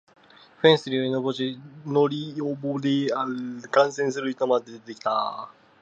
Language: Japanese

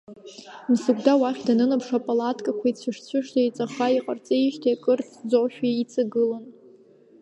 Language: Abkhazian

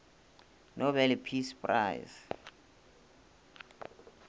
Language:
Northern Sotho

